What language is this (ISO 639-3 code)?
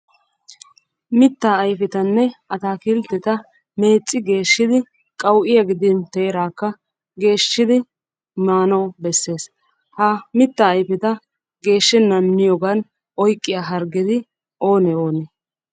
wal